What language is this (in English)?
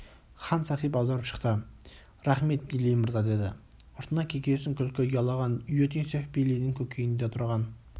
Kazakh